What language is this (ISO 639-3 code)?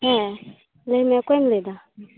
sat